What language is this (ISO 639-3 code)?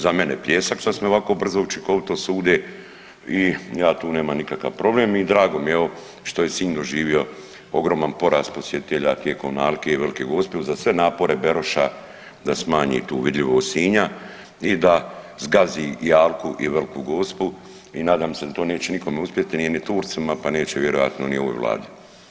hrv